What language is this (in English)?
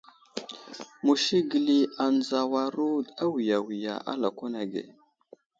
Wuzlam